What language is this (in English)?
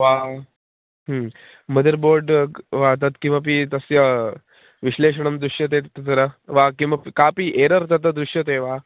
Sanskrit